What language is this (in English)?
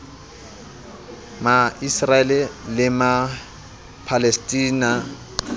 Southern Sotho